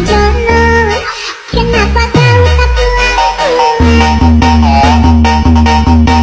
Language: Indonesian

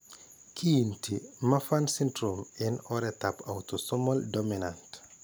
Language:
Kalenjin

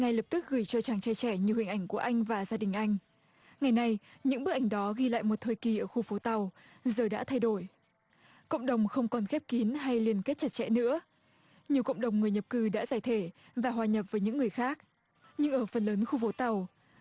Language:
Vietnamese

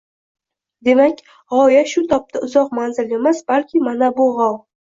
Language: Uzbek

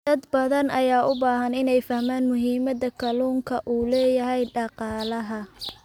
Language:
Somali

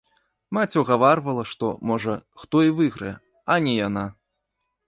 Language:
Belarusian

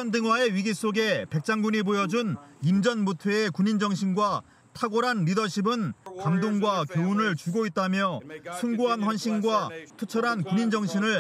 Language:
Korean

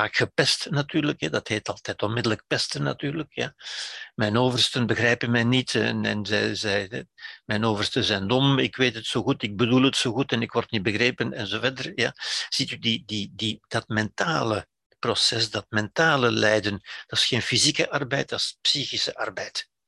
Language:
Dutch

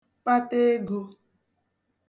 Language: Igbo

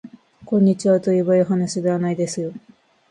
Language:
Japanese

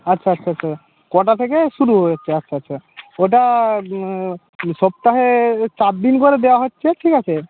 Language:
Bangla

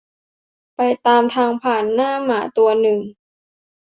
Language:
Thai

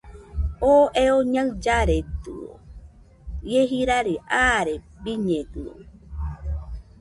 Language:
Nüpode Huitoto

